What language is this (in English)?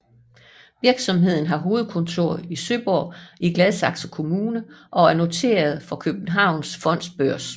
Danish